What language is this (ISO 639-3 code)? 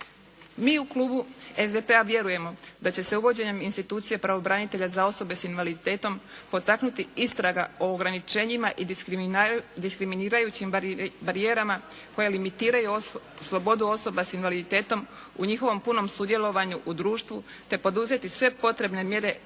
hrv